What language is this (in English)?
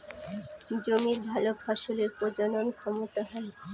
Bangla